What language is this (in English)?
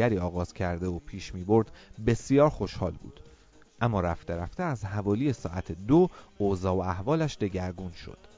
Persian